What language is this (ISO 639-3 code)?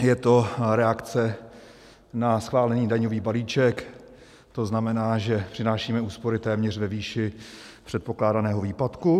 ces